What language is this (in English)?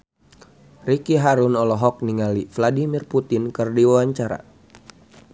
Sundanese